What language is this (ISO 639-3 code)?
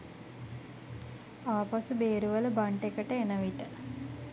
sin